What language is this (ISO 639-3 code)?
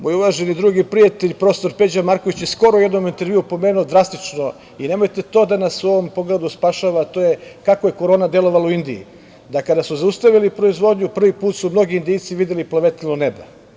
srp